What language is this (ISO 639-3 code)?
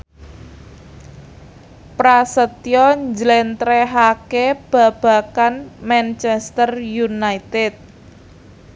jav